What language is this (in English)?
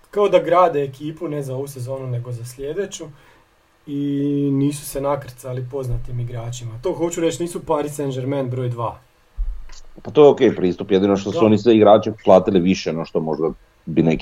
Croatian